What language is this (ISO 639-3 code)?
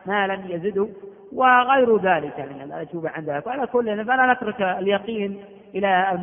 ara